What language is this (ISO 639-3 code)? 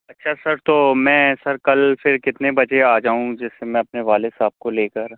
urd